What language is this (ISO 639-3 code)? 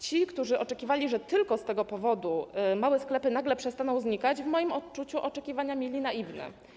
pol